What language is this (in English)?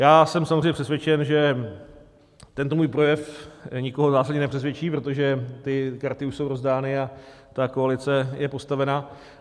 Czech